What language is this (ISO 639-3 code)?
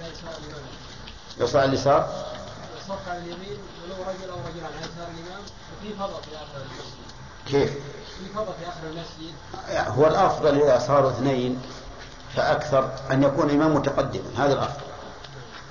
ara